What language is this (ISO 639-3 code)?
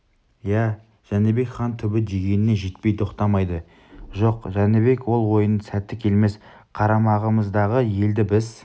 kaz